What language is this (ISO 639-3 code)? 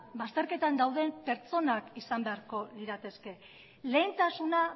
eus